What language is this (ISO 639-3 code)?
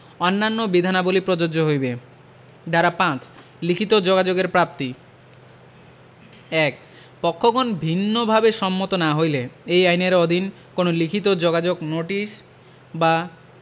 ben